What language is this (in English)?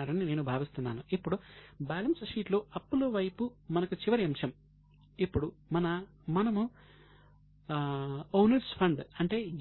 Telugu